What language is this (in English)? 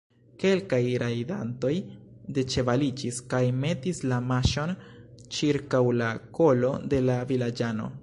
Esperanto